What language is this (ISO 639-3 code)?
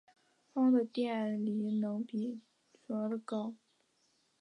zho